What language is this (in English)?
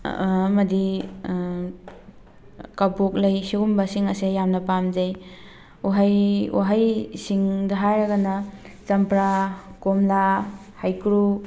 Manipuri